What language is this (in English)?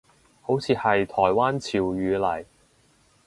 Cantonese